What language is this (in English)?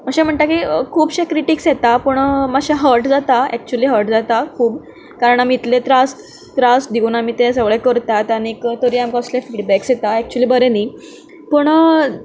Konkani